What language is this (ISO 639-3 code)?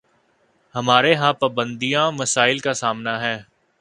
urd